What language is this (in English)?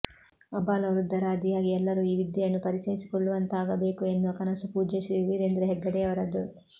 Kannada